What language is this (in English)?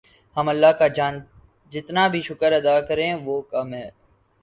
Urdu